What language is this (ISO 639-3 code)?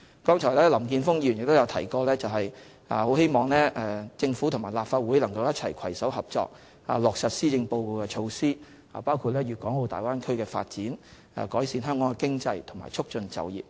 yue